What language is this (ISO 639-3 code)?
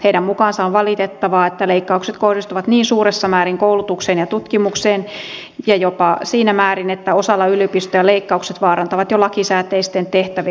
fin